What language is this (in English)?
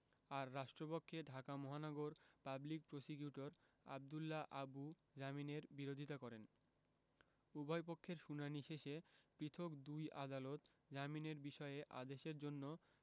Bangla